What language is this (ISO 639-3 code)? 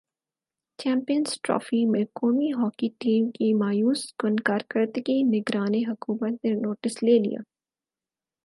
urd